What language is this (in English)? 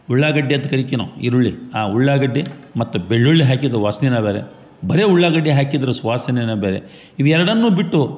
Kannada